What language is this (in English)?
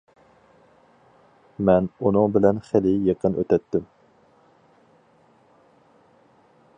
Uyghur